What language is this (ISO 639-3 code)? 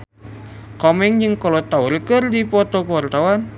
sun